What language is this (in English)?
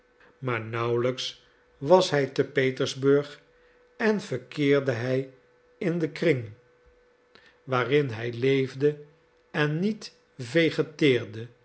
Dutch